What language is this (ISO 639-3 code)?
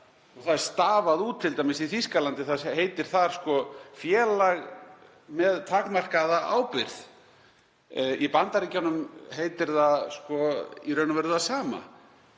isl